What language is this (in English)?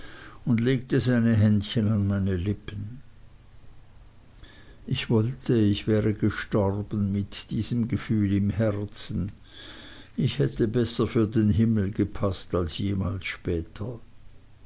German